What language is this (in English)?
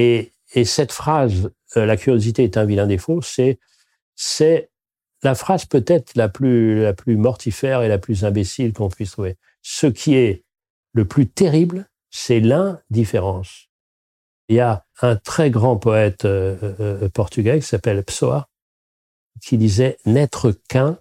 French